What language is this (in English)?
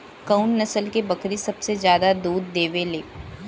Bhojpuri